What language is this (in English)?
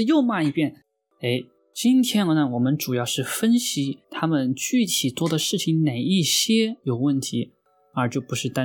Chinese